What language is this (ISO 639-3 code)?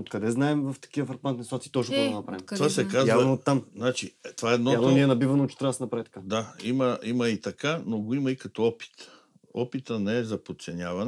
bul